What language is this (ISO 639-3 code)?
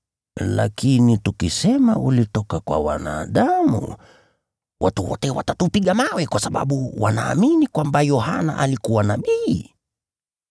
swa